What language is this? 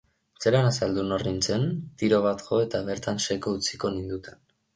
Basque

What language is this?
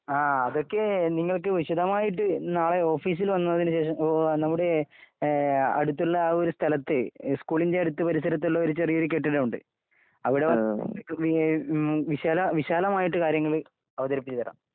Malayalam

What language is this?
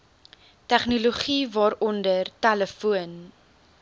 Afrikaans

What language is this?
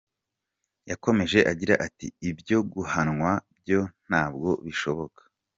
Kinyarwanda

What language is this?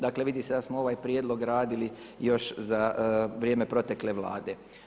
Croatian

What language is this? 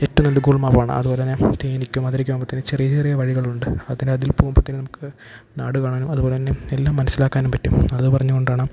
Malayalam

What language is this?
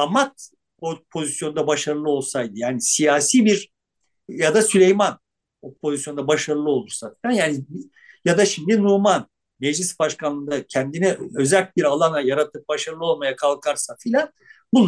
Turkish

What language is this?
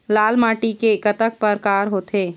Chhattisgarhi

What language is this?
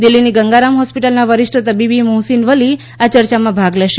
Gujarati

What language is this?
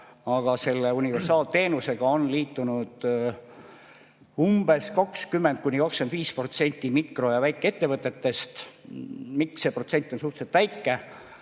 Estonian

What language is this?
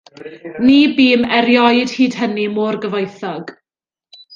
Welsh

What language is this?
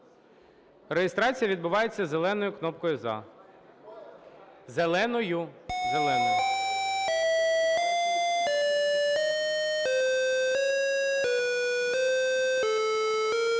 Ukrainian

